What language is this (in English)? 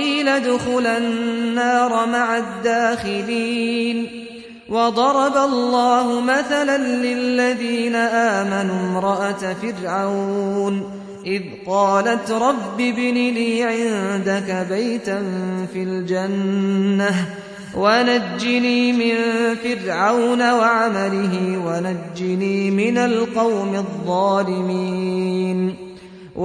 Arabic